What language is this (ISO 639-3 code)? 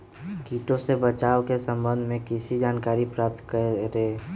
mag